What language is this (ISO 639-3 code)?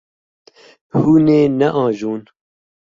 kur